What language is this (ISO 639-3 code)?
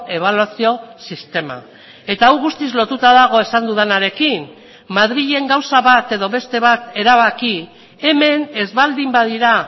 eus